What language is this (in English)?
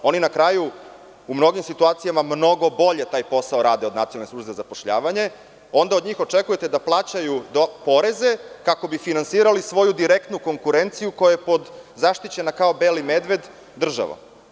Serbian